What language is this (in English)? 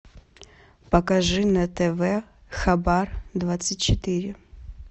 Russian